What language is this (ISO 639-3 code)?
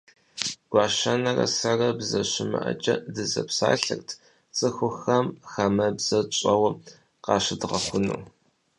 kbd